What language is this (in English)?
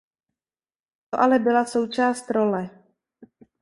Czech